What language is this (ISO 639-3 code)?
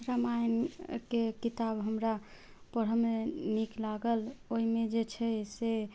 mai